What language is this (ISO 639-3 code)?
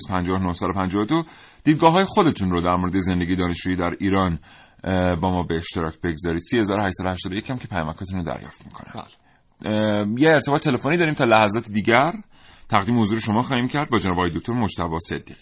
fas